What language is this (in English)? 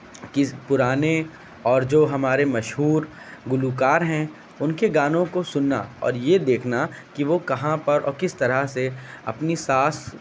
Urdu